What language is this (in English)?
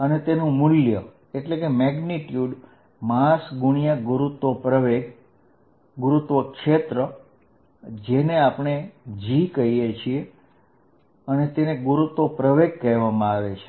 Gujarati